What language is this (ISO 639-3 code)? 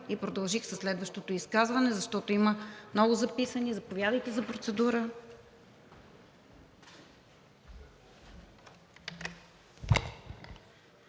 bul